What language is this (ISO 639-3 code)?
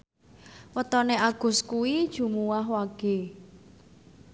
jav